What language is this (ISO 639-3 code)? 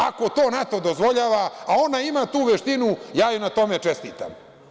srp